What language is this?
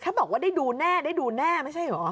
Thai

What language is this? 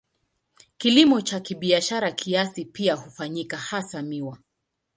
Swahili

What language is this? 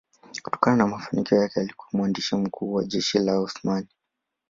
Swahili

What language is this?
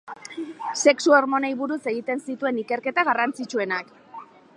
Basque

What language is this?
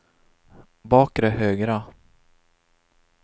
Swedish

